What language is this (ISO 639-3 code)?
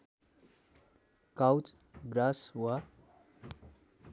nep